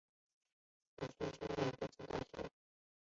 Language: Chinese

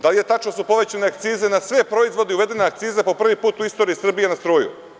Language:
Serbian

